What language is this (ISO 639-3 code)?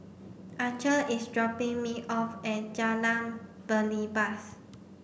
eng